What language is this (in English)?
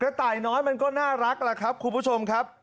Thai